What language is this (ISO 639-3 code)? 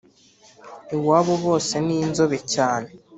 kin